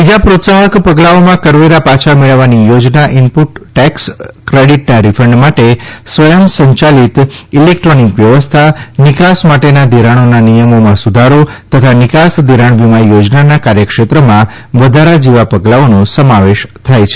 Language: Gujarati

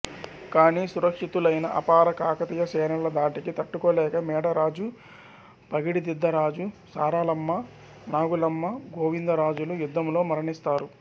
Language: Telugu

